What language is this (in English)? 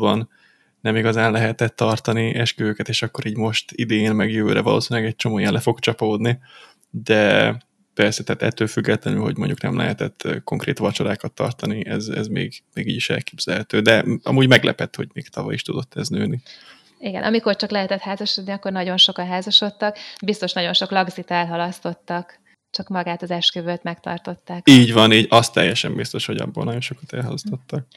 Hungarian